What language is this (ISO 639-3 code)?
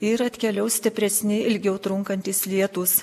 lit